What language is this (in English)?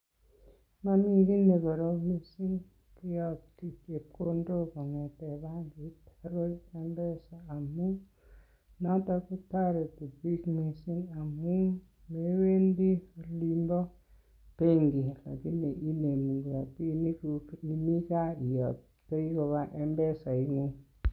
Kalenjin